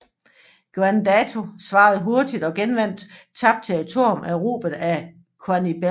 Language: Danish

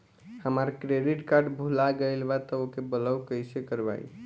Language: Bhojpuri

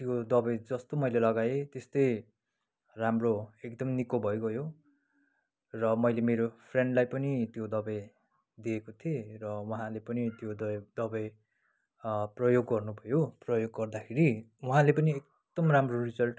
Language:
Nepali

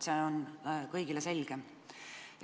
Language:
Estonian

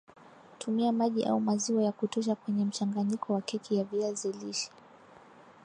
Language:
Swahili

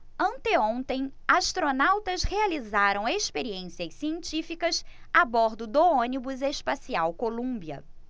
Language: Portuguese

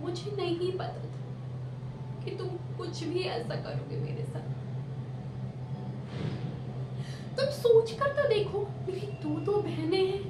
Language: Hindi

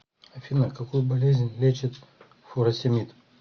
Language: Russian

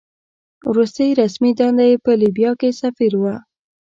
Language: Pashto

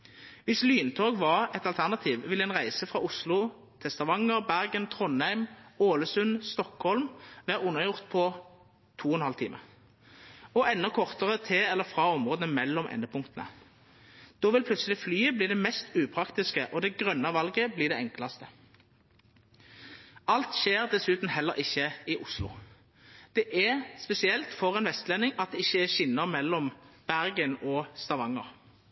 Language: Norwegian Nynorsk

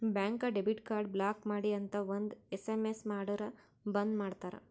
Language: Kannada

